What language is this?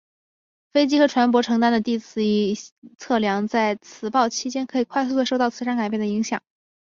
Chinese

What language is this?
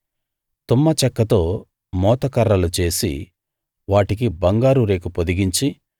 Telugu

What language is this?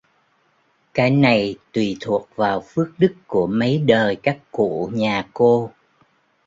Vietnamese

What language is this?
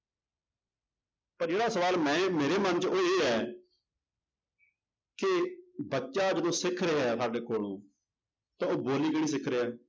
Punjabi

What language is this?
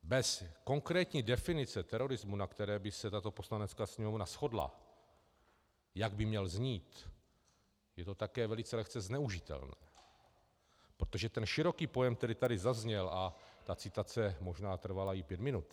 Czech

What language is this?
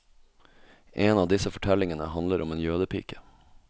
Norwegian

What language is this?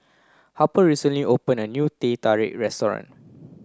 English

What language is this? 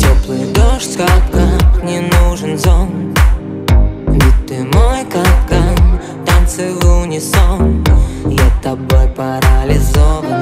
Portuguese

